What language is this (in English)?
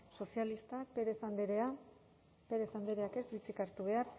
Basque